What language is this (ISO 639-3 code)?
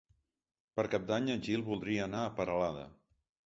cat